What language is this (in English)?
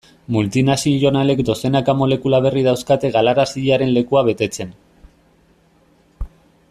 Basque